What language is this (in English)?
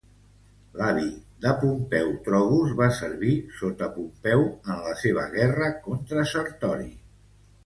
Catalan